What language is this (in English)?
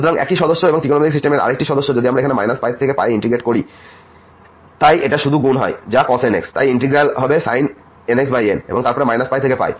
Bangla